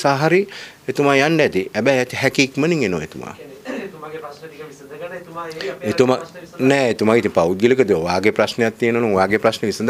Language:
Indonesian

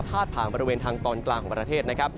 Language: Thai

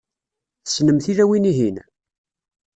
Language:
Kabyle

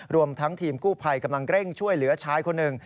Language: Thai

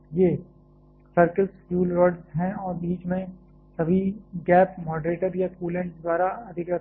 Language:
Hindi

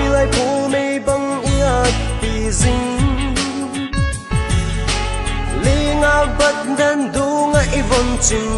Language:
Vietnamese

